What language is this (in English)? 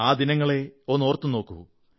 Malayalam